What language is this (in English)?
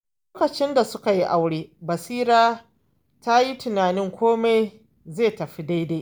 Hausa